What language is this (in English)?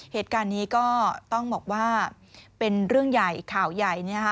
Thai